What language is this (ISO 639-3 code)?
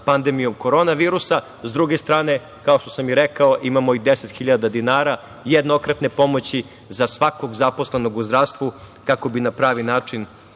srp